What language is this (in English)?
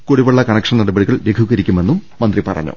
Malayalam